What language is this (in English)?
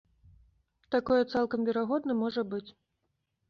Belarusian